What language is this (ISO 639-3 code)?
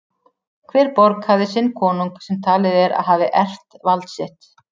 isl